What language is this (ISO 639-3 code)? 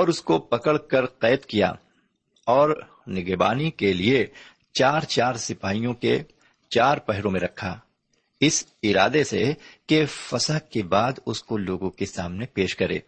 urd